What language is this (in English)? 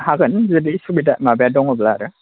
Bodo